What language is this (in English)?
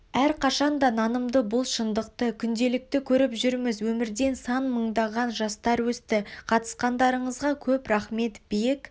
Kazakh